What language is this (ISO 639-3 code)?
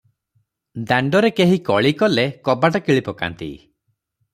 ori